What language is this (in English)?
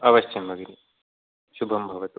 Sanskrit